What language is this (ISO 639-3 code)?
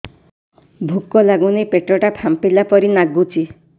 ori